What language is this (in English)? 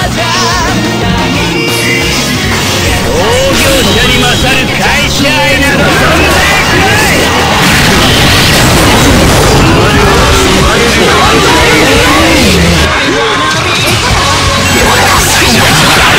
Japanese